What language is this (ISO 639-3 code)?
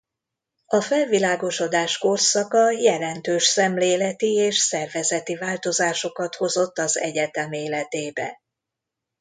hun